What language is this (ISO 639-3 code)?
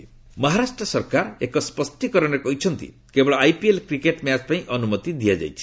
ori